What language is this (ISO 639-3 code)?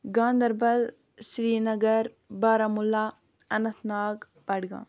kas